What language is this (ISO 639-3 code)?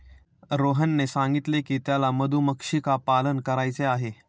mar